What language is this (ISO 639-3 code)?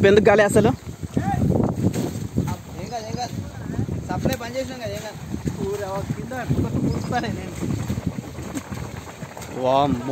ind